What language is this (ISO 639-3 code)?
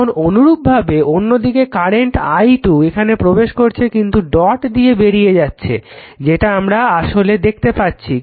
ben